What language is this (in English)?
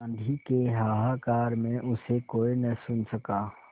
Hindi